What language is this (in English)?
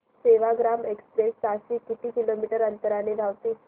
Marathi